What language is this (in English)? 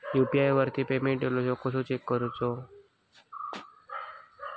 Marathi